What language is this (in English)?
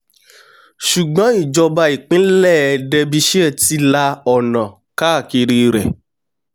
Yoruba